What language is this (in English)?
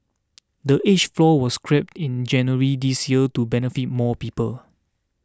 English